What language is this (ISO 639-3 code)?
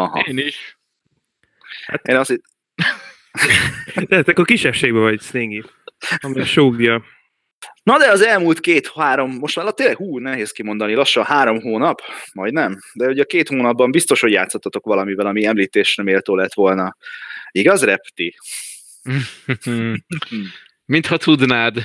hun